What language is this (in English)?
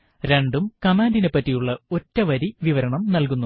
Malayalam